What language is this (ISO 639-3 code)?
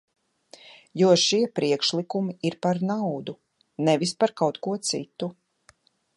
lav